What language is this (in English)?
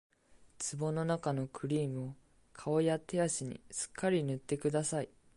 Japanese